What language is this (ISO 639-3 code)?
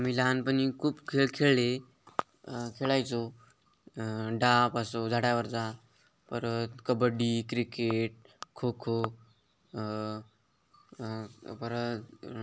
mar